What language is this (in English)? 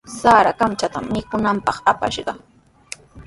Sihuas Ancash Quechua